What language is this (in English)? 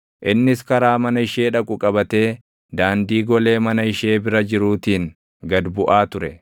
Oromo